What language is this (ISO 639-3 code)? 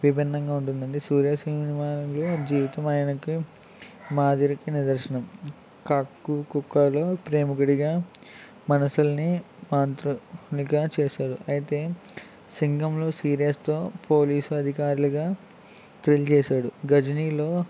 tel